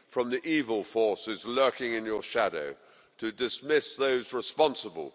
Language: English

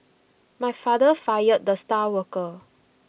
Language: English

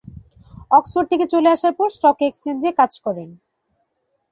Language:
Bangla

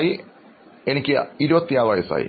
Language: Malayalam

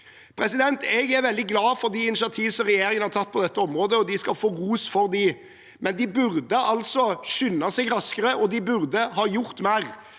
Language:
Norwegian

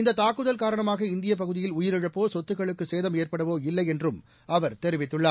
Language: Tamil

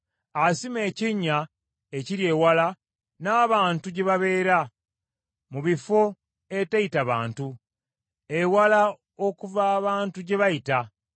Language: Ganda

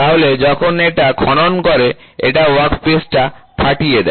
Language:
Bangla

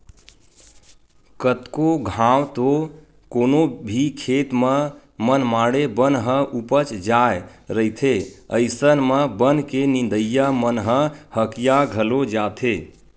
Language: Chhattisgarhi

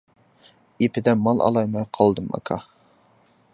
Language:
Uyghur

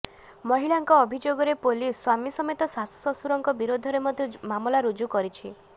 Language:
Odia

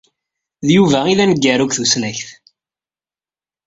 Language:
Kabyle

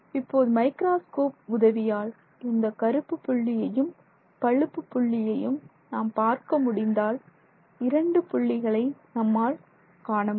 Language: Tamil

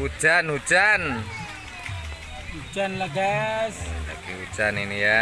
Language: Indonesian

